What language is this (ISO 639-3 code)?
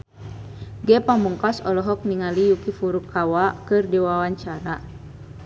sun